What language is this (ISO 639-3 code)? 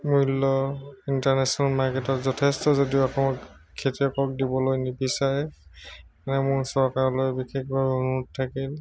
asm